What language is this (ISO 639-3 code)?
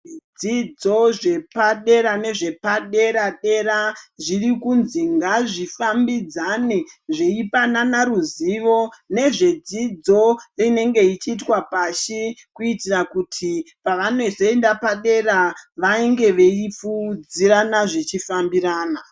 ndc